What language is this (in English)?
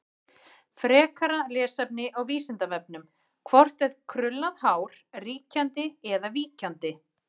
Icelandic